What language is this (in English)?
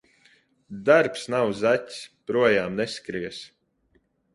Latvian